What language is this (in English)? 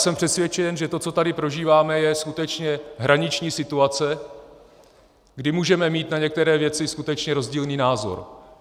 Czech